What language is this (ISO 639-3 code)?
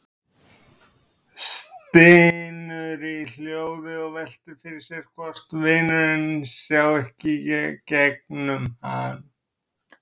isl